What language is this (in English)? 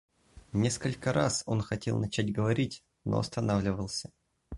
Russian